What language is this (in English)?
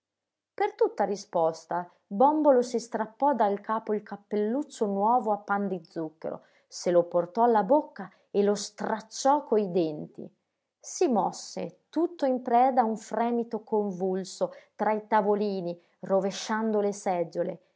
Italian